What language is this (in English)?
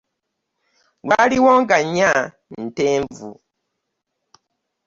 Ganda